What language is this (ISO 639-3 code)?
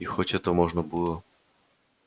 rus